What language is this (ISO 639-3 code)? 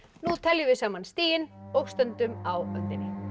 isl